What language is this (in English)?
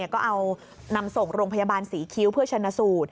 Thai